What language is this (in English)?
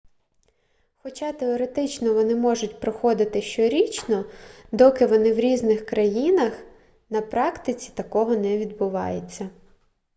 Ukrainian